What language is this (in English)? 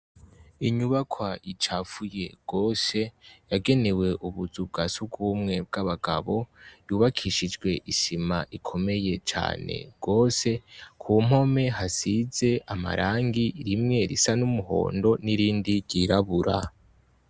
Rundi